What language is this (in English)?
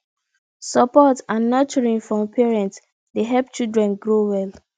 Nigerian Pidgin